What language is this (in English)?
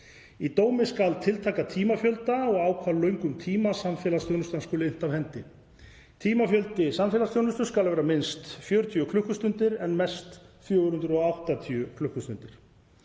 Icelandic